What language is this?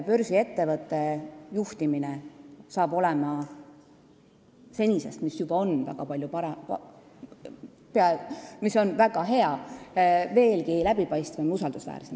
Estonian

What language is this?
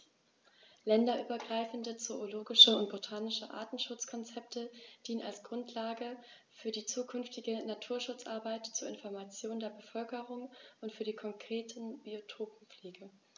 German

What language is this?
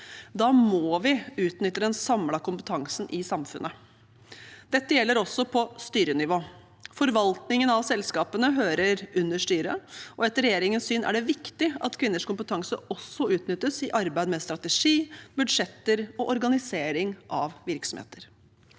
Norwegian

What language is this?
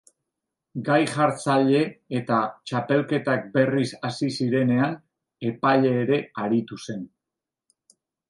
Basque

